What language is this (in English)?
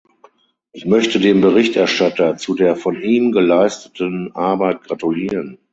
German